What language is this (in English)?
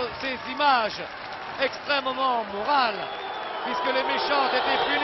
French